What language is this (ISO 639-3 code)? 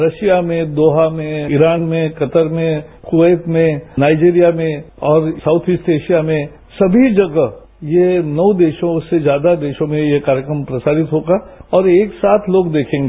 hin